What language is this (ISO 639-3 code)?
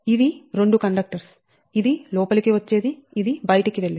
tel